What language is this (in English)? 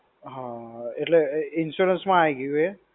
Gujarati